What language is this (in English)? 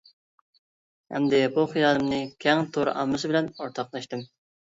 Uyghur